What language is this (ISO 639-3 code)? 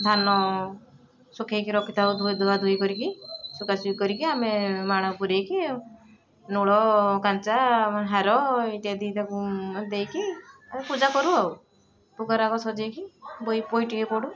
ori